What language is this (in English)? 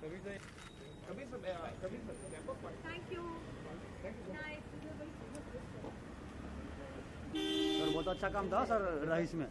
Hindi